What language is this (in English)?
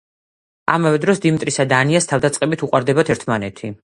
Georgian